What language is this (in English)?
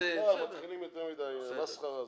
Hebrew